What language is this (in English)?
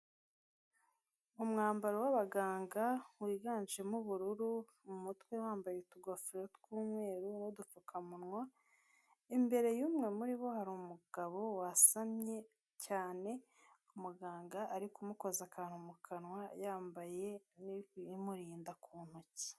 Kinyarwanda